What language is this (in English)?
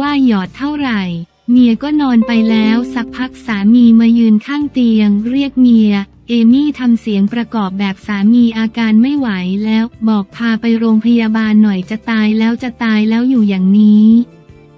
Thai